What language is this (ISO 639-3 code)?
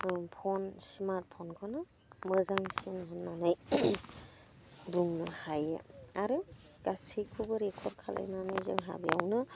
brx